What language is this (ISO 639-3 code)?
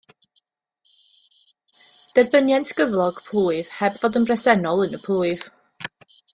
cym